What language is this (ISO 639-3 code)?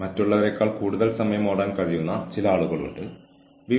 mal